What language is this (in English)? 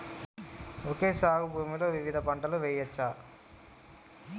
Telugu